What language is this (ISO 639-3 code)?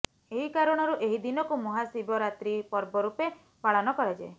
ori